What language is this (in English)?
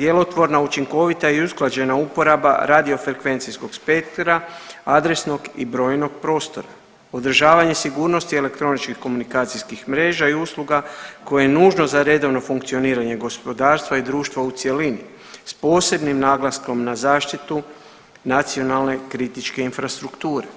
Croatian